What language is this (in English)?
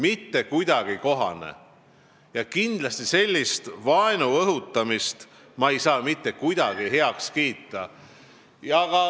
Estonian